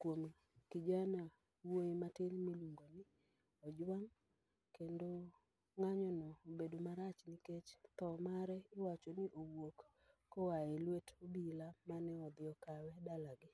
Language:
Luo (Kenya and Tanzania)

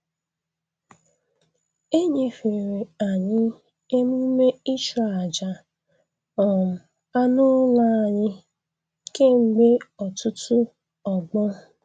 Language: Igbo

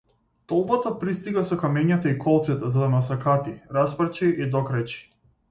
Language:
Macedonian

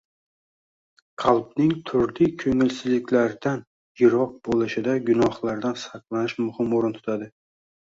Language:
Uzbek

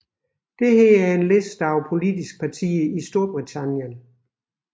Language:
Danish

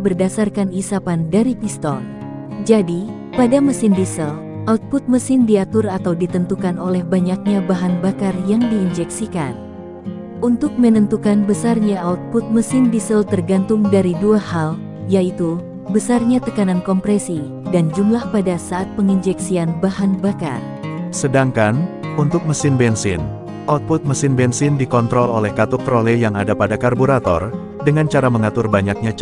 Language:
Indonesian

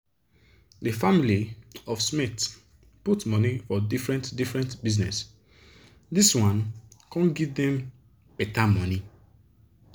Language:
Nigerian Pidgin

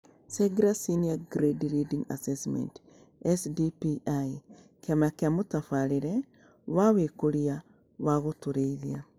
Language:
Kikuyu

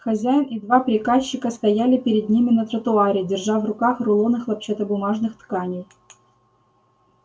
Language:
Russian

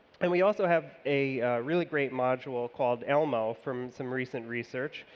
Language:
English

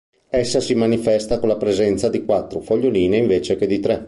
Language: Italian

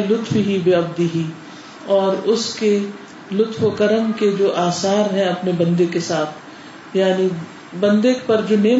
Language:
Urdu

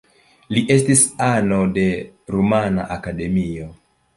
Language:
Esperanto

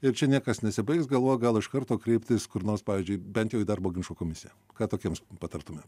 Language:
Lithuanian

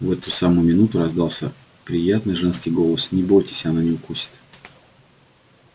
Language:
Russian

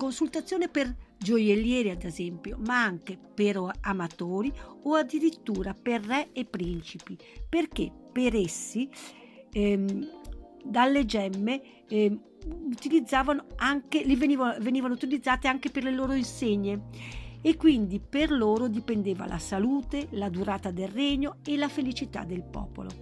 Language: Italian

